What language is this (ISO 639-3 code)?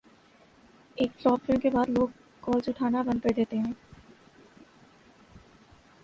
urd